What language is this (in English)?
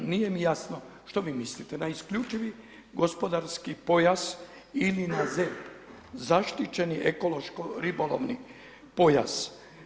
Croatian